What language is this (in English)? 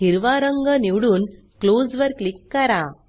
Marathi